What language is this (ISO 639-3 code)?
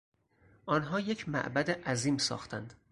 fas